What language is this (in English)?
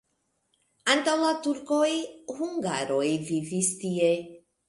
Esperanto